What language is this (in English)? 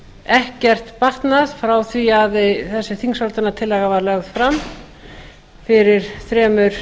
Icelandic